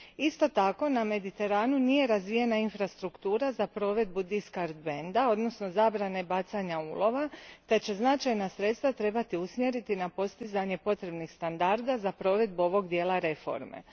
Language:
Croatian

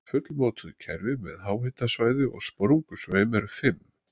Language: Icelandic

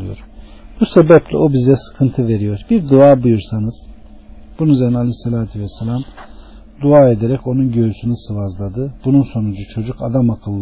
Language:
Turkish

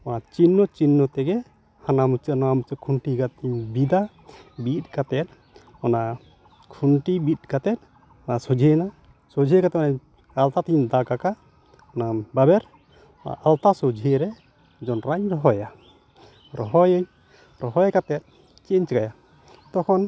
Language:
Santali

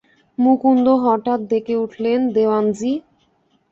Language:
Bangla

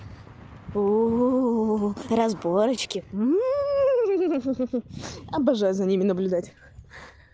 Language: Russian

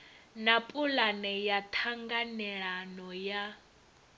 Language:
Venda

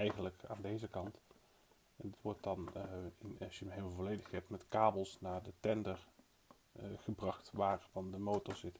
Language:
Dutch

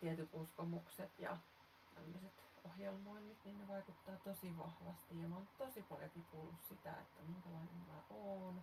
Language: Finnish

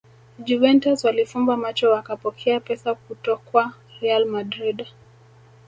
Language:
Swahili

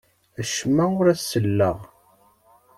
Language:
Kabyle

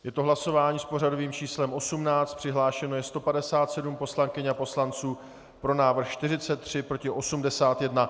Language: Czech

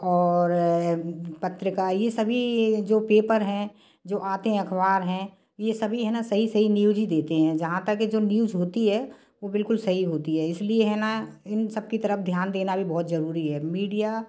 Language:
Hindi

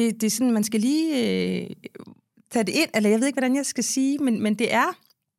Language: Danish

